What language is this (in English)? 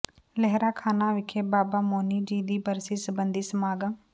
Punjabi